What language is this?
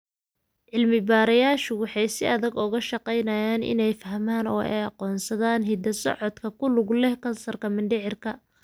Somali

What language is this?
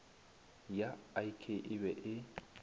Northern Sotho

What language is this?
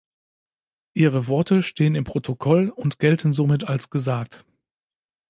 German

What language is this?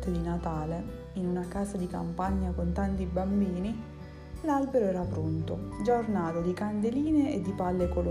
Italian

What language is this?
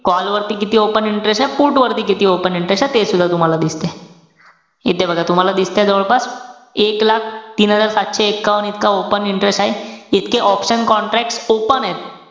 Marathi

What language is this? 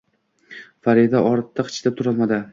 Uzbek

